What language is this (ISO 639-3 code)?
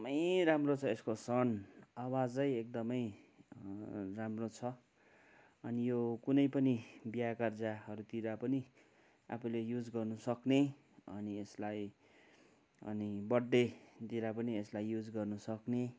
nep